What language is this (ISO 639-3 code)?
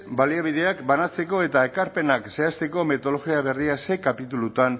eus